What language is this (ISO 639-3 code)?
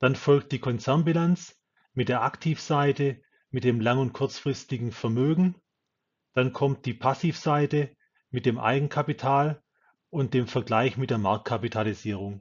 deu